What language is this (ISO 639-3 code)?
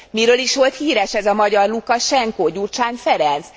hun